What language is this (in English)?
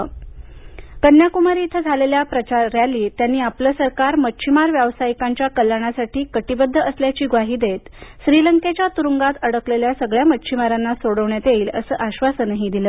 Marathi